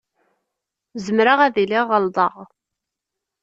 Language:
Kabyle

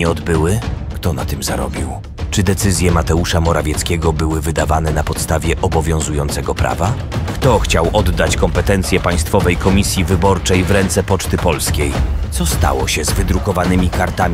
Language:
Polish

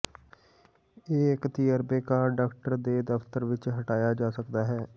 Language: Punjabi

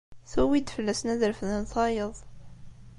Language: Kabyle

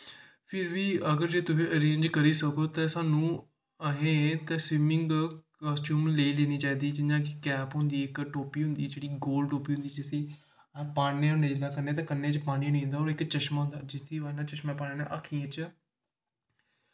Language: Dogri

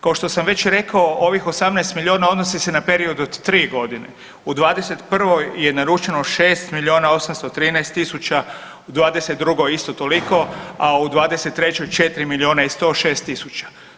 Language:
Croatian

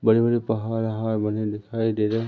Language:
Hindi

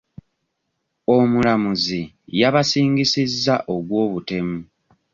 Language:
Ganda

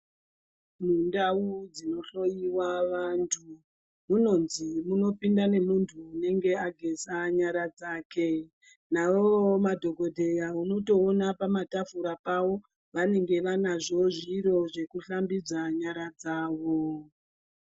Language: Ndau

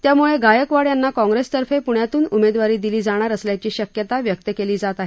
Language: Marathi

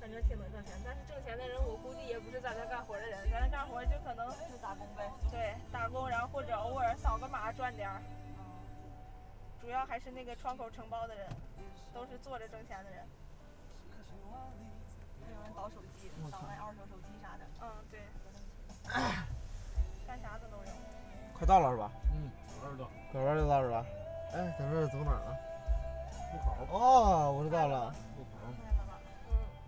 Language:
Chinese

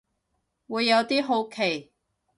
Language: Cantonese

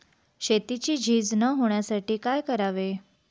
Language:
Marathi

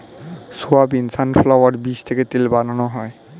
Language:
Bangla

